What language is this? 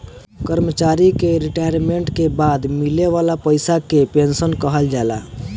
Bhojpuri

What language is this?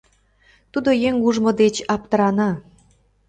Mari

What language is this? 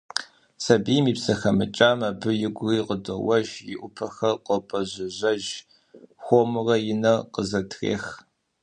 Kabardian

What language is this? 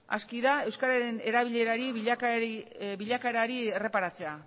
Basque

